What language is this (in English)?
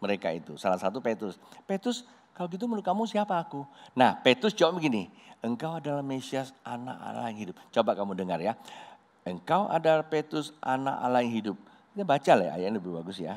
Indonesian